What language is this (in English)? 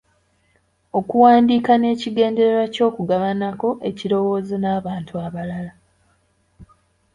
Ganda